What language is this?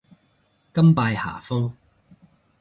Cantonese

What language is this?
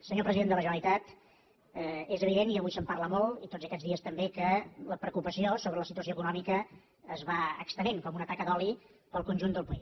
Catalan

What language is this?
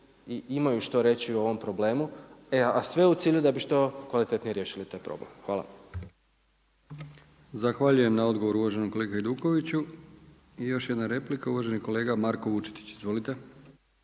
Croatian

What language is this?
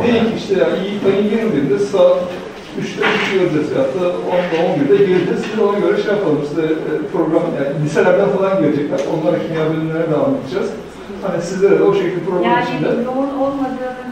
Turkish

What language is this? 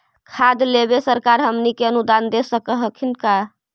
Magahi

